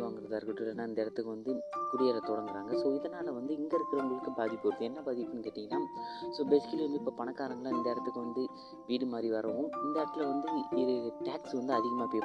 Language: Malayalam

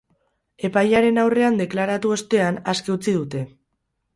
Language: Basque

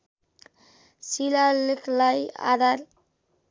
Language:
Nepali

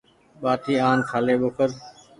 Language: Goaria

